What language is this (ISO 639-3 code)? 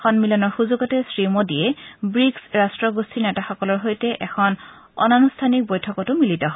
asm